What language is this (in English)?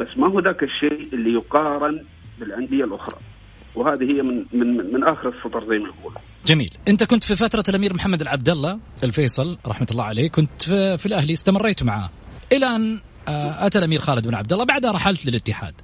Arabic